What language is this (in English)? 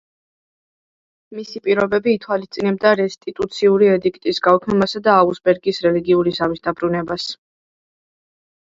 Georgian